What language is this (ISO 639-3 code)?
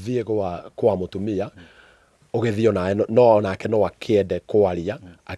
ita